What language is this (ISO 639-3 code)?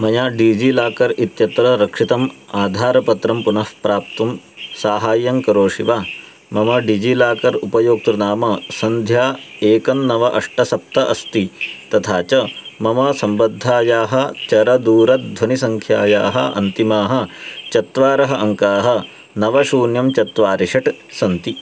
san